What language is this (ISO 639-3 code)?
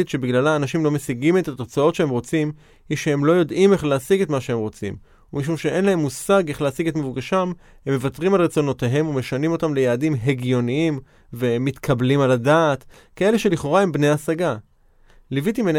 heb